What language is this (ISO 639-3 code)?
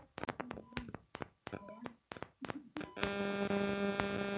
mag